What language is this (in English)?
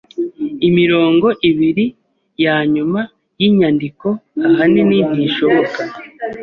Kinyarwanda